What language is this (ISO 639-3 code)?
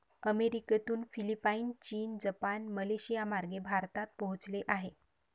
mar